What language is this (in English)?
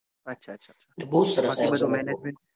Gujarati